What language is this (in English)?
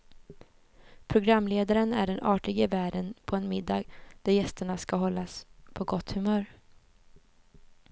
Swedish